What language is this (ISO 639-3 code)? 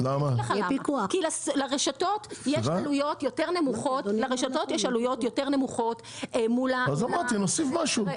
heb